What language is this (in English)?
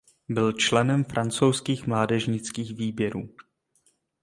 Czech